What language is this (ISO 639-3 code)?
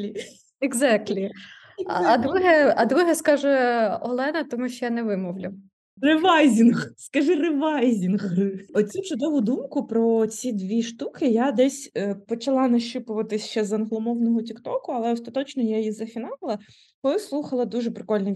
ukr